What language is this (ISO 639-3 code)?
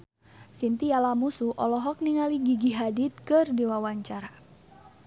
sun